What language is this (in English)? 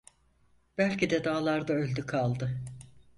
Turkish